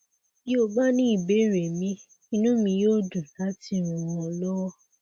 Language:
Yoruba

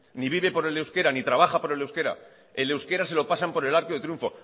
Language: Spanish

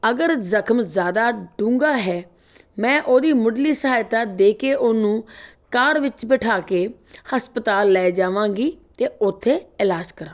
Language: Punjabi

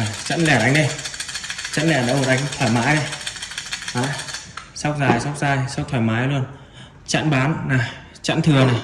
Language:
Vietnamese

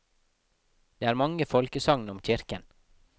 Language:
Norwegian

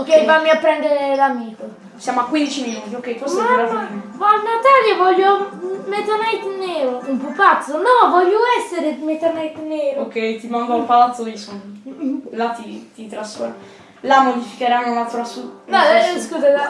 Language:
Italian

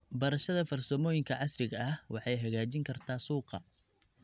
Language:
Somali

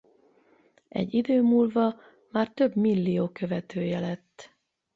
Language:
Hungarian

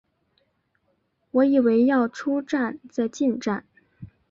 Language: Chinese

